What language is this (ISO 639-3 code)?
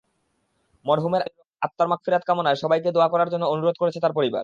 ben